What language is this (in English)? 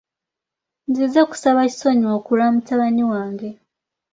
Ganda